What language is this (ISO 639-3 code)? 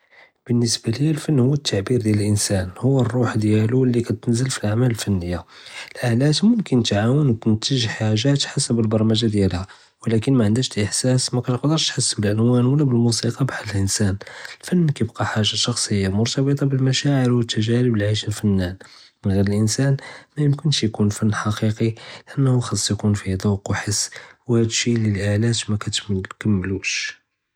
jrb